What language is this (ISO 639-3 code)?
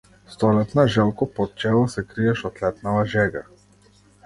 mkd